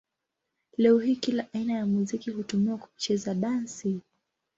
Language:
Swahili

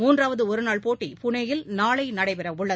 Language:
Tamil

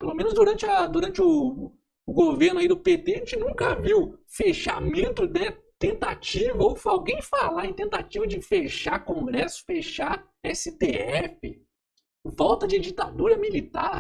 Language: Portuguese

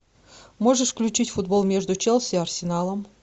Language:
Russian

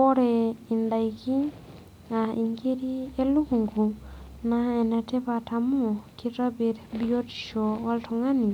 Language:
Masai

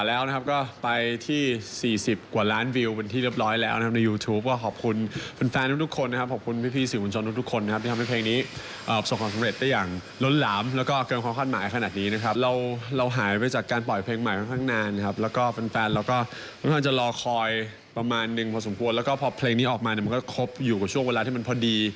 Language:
Thai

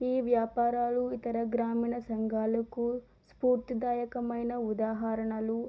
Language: Telugu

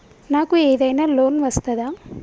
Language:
Telugu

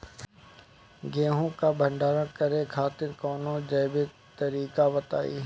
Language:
Bhojpuri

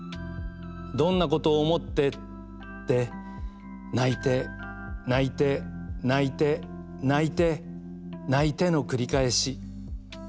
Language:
Japanese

